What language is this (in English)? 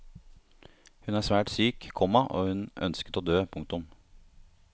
Norwegian